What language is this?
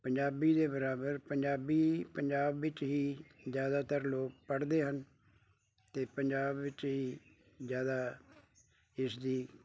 Punjabi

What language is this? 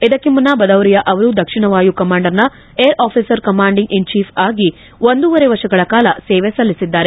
Kannada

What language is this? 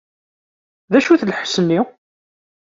Kabyle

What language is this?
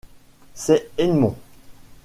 French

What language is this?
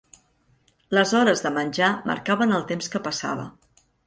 Catalan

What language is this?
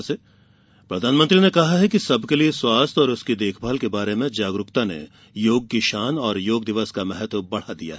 Hindi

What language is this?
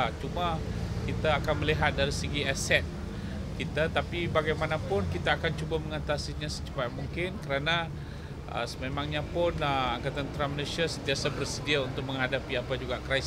Malay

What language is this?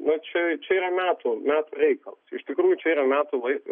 Lithuanian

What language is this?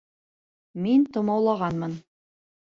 Bashkir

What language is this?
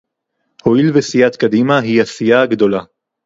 Hebrew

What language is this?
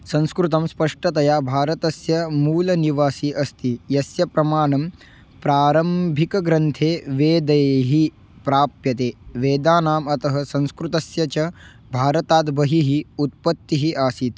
Sanskrit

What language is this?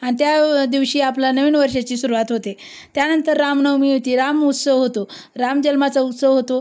Marathi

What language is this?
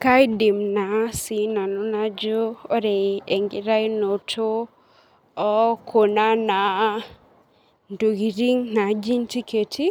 Masai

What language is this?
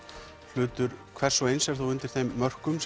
Icelandic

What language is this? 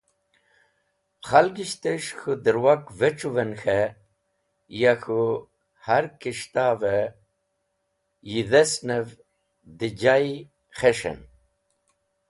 Wakhi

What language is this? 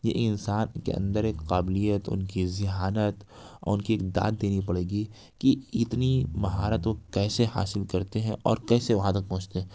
Urdu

